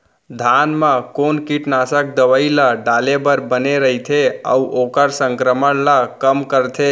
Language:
Chhattisgarhi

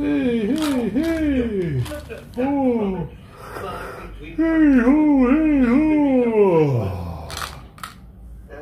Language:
Hungarian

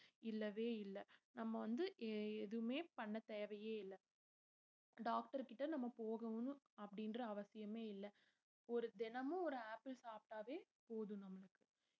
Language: Tamil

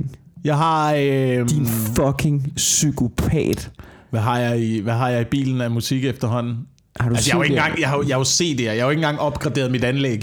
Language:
Danish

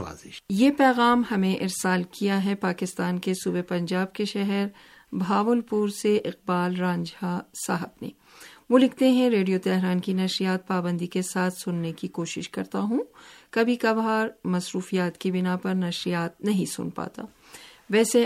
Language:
Urdu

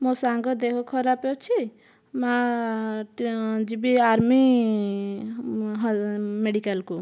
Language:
Odia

